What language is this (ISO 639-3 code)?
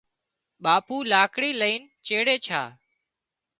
kxp